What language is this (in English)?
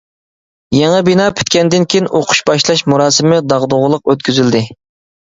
Uyghur